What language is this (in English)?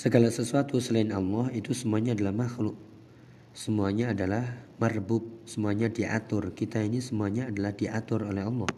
Indonesian